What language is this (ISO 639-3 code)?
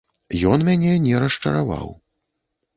bel